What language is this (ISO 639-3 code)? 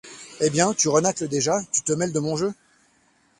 fra